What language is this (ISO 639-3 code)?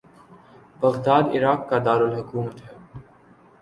urd